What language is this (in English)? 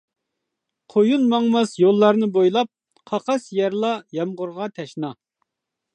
Uyghur